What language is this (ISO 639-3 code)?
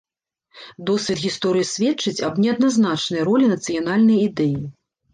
bel